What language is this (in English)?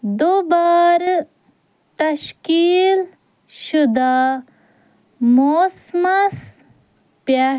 Kashmiri